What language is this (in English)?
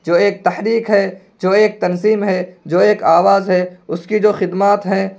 Urdu